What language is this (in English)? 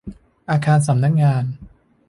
Thai